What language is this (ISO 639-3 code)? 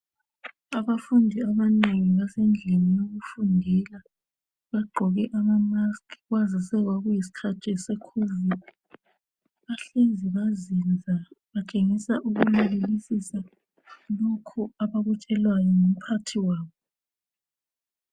nde